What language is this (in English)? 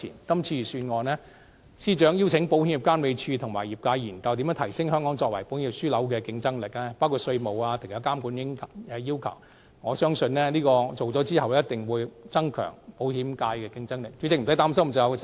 Cantonese